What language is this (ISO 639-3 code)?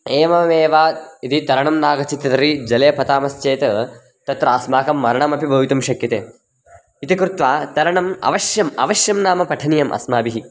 san